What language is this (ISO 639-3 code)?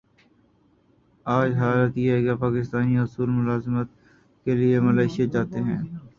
urd